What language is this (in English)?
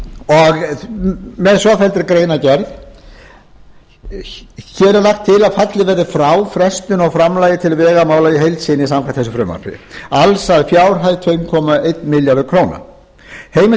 Icelandic